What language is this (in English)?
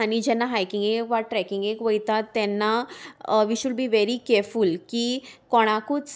Konkani